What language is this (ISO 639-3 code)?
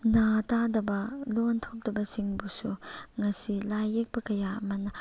mni